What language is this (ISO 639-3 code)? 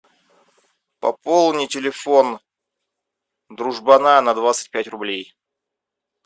rus